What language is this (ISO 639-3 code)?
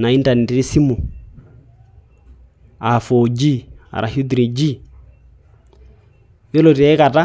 mas